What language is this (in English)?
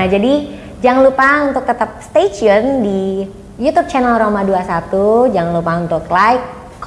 Indonesian